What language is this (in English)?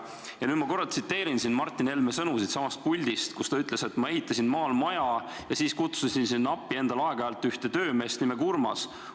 Estonian